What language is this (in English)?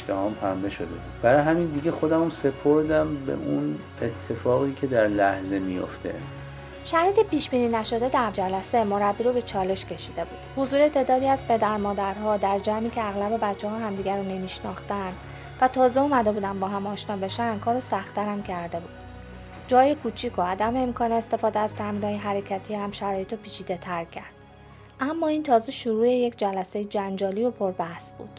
Persian